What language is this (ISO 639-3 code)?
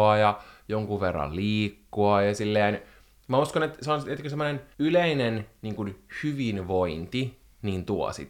fin